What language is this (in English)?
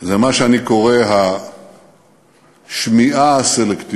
Hebrew